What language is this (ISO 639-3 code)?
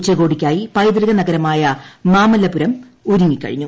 mal